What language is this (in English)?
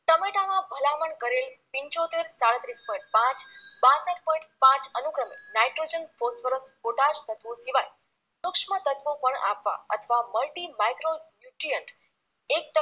Gujarati